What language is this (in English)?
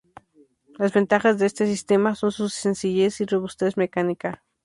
Spanish